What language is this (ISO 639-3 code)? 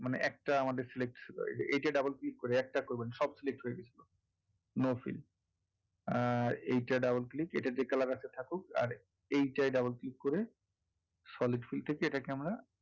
ben